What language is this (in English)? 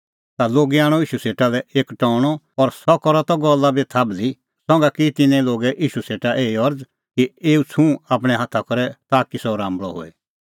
Kullu Pahari